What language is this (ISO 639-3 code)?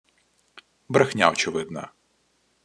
ukr